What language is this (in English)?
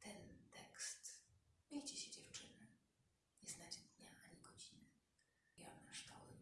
Polish